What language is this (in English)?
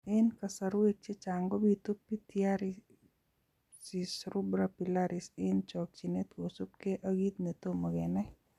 Kalenjin